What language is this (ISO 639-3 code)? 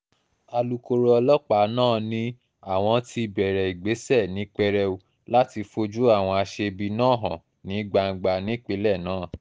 yor